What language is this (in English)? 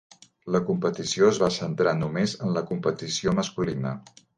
Catalan